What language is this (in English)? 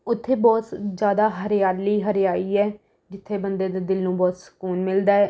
Punjabi